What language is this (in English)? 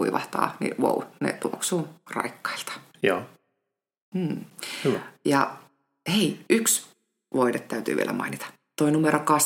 Finnish